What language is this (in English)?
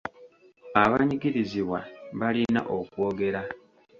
Ganda